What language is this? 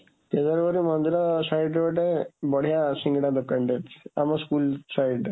Odia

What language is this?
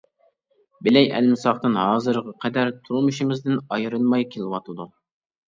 Uyghur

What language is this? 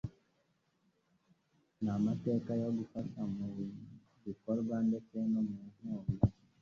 Kinyarwanda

